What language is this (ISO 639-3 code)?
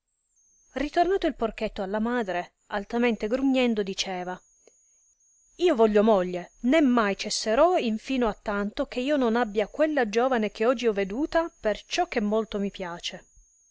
ita